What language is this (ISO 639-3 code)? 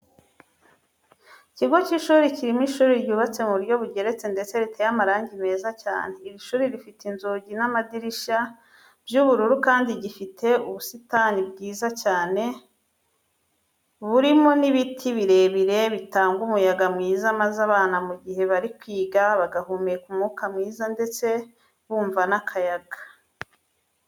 kin